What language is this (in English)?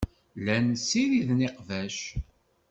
Kabyle